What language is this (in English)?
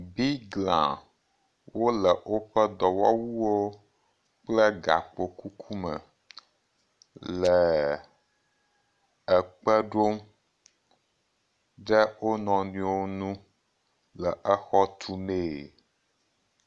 Ewe